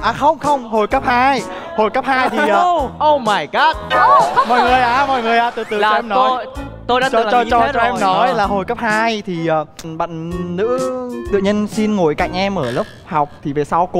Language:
Vietnamese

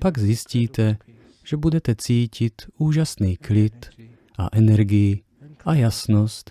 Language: Czech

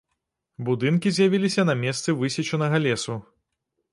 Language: Belarusian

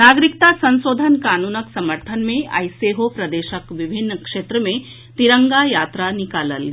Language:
Maithili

